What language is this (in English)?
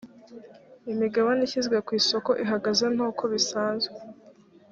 Kinyarwanda